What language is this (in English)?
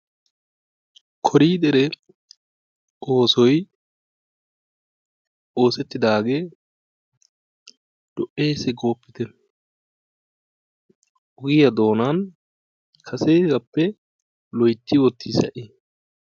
Wolaytta